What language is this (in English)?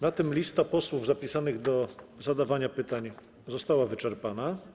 Polish